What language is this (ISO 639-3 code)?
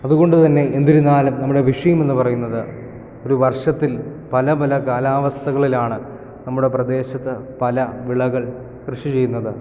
mal